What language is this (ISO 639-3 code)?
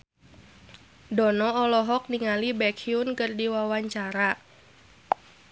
sun